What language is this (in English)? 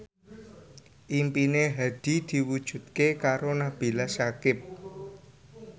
Javanese